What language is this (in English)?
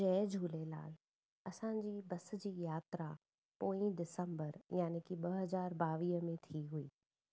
Sindhi